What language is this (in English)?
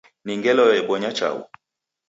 Taita